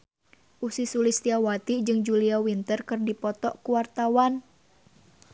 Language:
Sundanese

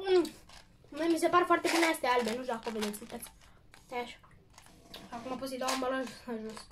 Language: Romanian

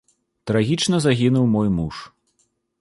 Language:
Belarusian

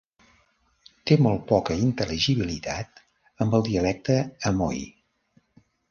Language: Catalan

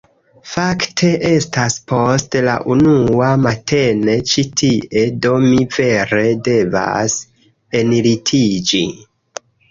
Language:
Esperanto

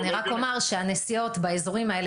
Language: Hebrew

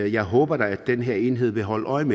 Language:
Danish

